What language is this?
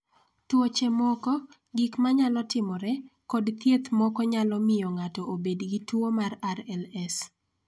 Luo (Kenya and Tanzania)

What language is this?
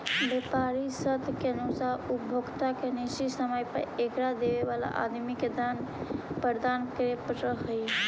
Magahi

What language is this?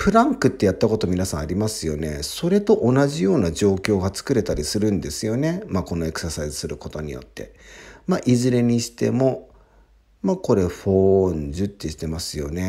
Japanese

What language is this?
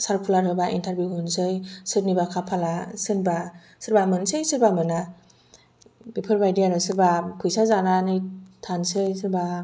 Bodo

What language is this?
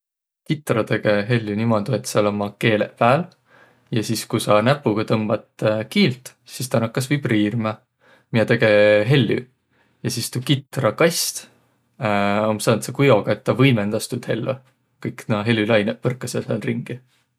Võro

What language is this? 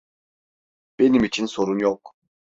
Turkish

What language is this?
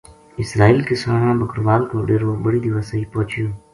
Gujari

